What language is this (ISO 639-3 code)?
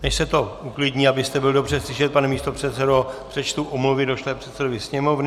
ces